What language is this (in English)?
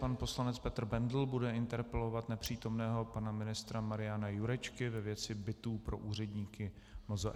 Czech